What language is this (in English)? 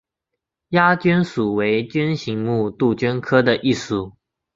Chinese